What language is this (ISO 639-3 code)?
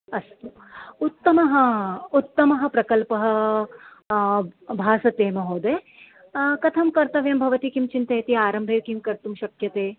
san